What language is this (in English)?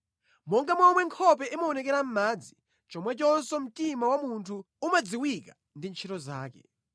Nyanja